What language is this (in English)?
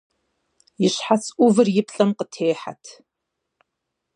Kabardian